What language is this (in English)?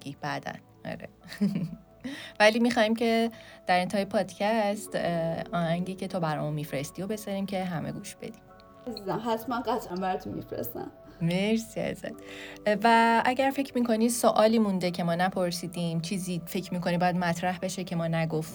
Persian